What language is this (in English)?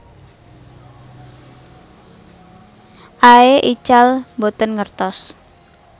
Javanese